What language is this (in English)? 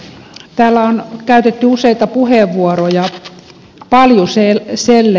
Finnish